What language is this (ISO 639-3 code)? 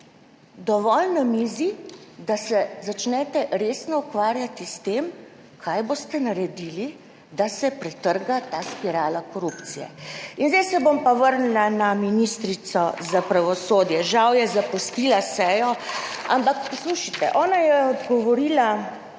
slv